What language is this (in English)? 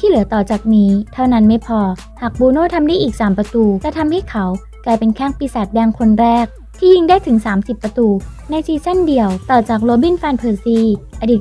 Thai